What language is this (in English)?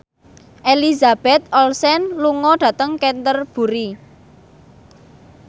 Javanese